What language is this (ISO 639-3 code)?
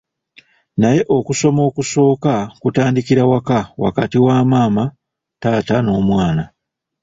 lug